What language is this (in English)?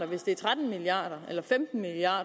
Danish